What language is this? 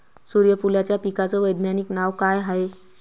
Marathi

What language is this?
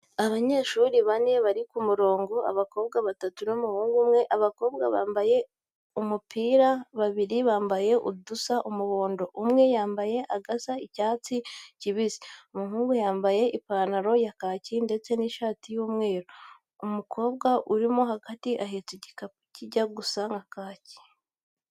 Kinyarwanda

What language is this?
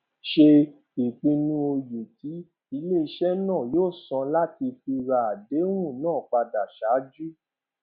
Yoruba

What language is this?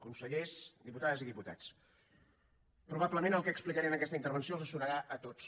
Catalan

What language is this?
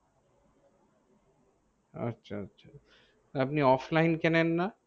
Bangla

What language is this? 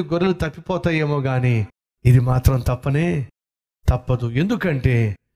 Telugu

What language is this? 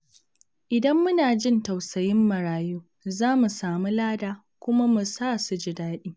Hausa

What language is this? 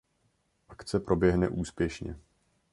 Czech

